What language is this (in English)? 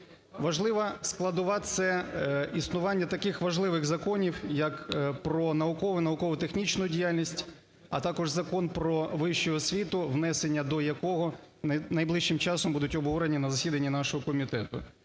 Ukrainian